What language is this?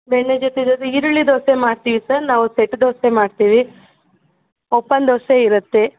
Kannada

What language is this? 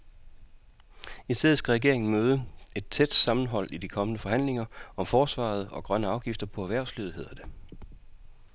Danish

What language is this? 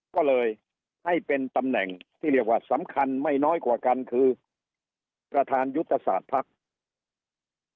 Thai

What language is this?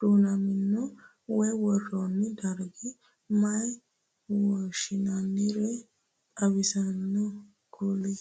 Sidamo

